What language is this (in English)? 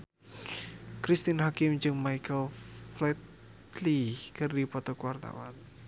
Sundanese